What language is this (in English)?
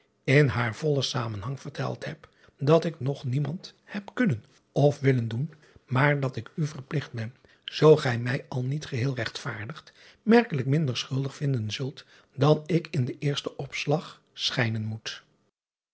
Dutch